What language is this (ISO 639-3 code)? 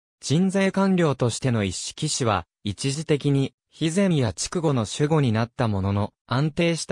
jpn